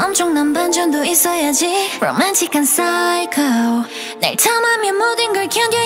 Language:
Korean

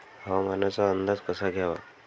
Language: Marathi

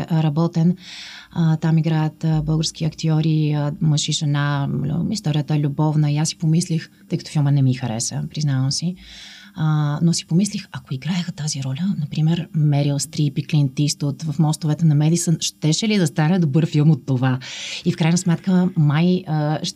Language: Bulgarian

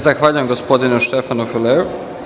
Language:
Serbian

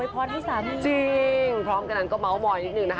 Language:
Thai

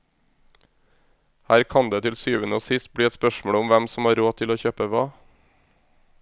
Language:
Norwegian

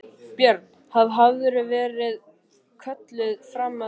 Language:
Icelandic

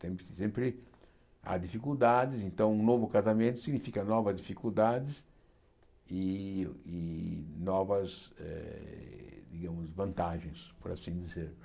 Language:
Portuguese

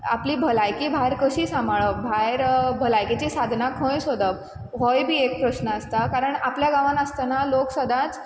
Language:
Konkani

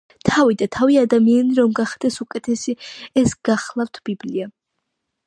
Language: Georgian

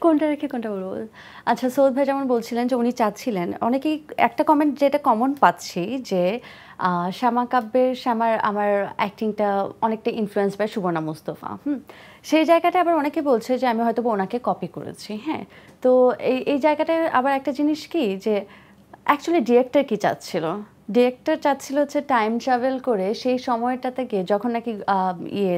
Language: Bangla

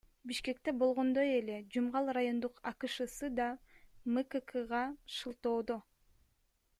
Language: Kyrgyz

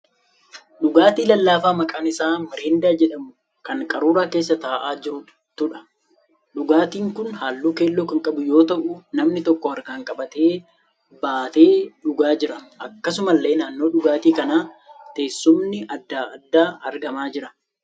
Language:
Oromo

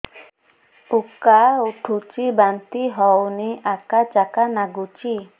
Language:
Odia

